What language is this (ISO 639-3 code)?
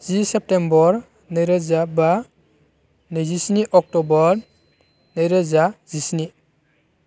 brx